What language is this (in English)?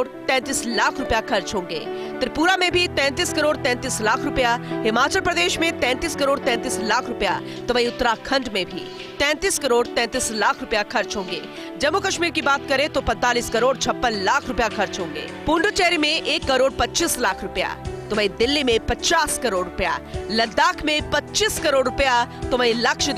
Hindi